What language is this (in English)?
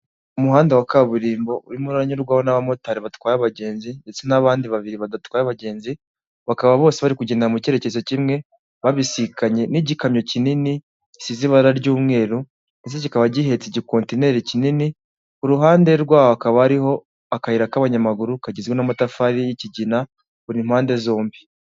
Kinyarwanda